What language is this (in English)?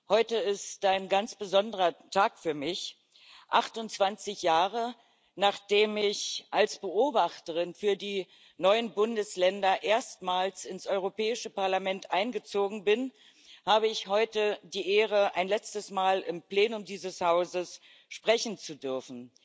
German